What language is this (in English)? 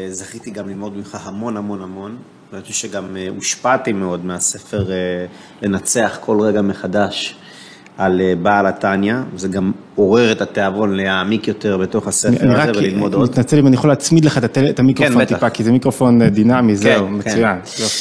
Hebrew